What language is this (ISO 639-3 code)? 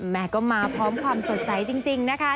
tha